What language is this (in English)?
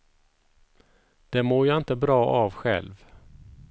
Swedish